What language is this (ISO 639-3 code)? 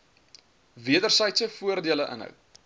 afr